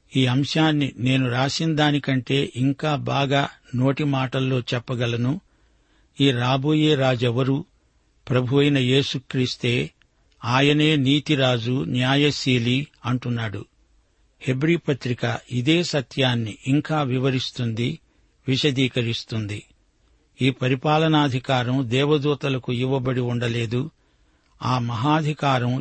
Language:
Telugu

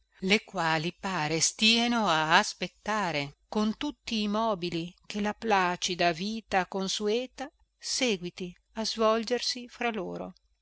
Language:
Italian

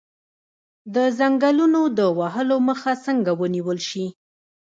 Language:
Pashto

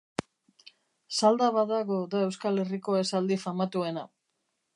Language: Basque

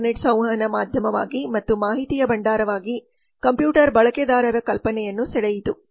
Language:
Kannada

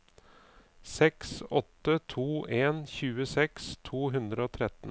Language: Norwegian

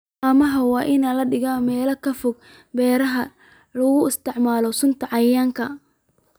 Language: Somali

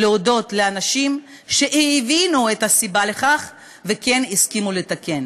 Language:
Hebrew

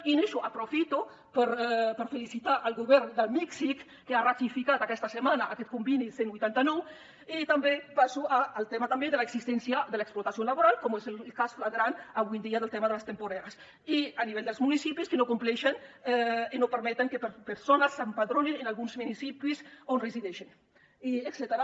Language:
Catalan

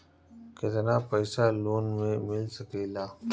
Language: Bhojpuri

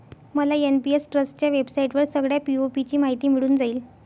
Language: Marathi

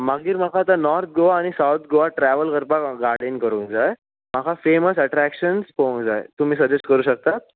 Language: Konkani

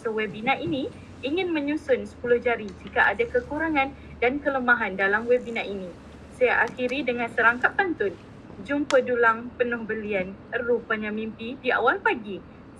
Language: Malay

